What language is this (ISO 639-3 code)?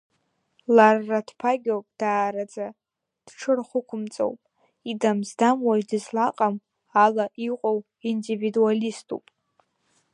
abk